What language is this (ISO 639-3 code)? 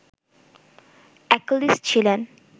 ben